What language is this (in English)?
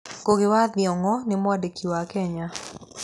Kikuyu